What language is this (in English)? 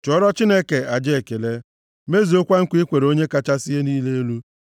Igbo